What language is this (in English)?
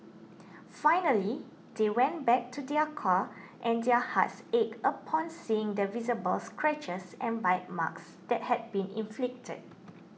English